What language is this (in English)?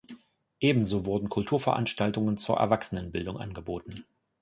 German